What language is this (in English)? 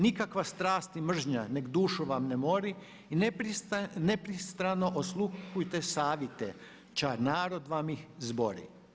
Croatian